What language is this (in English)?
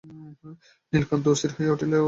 Bangla